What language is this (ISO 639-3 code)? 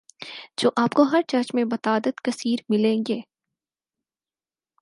urd